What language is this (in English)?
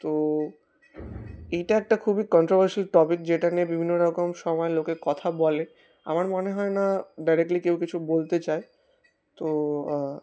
Bangla